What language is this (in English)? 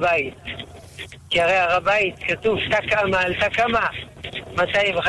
Hebrew